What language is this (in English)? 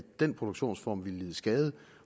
Danish